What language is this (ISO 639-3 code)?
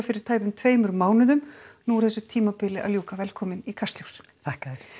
isl